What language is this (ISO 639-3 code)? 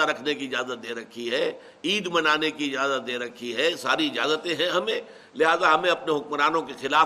urd